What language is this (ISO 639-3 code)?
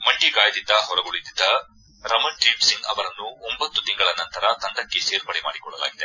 kan